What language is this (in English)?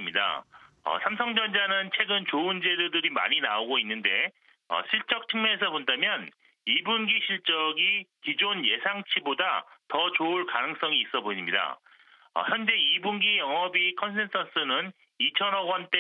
Korean